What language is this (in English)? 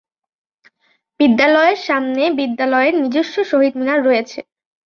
Bangla